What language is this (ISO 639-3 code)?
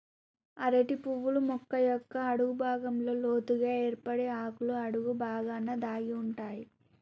tel